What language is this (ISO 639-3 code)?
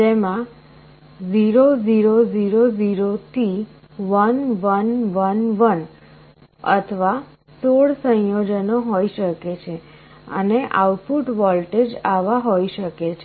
guj